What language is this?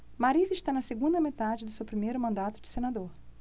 Portuguese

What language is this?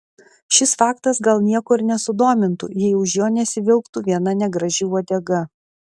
Lithuanian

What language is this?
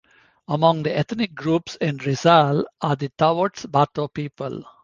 English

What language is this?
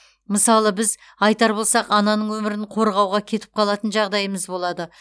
Kazakh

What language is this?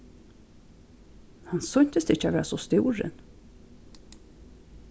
Faroese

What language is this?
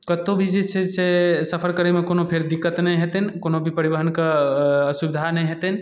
Maithili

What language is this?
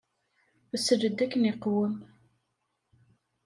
Kabyle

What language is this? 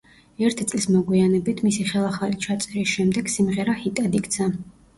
Georgian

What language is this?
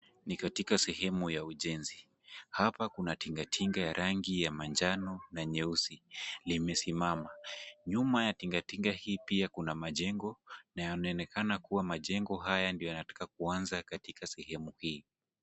Swahili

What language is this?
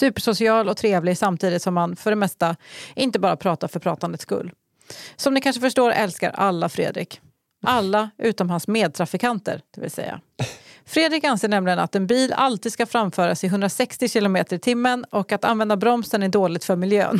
Swedish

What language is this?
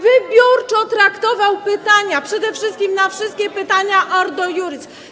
Polish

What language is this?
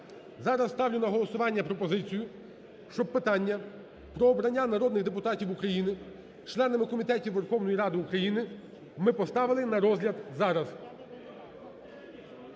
Ukrainian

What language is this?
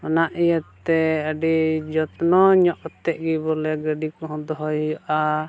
Santali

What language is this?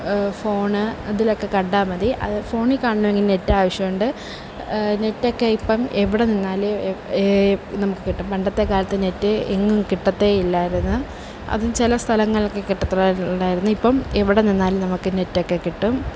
Malayalam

